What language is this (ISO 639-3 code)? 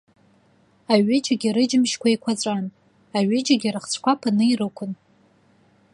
abk